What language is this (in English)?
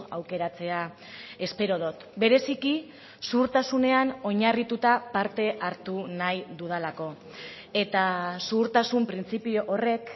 Basque